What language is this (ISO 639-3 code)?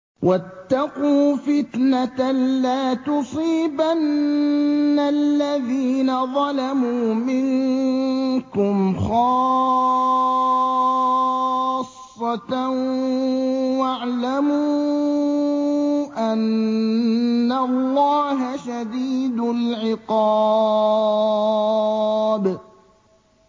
ara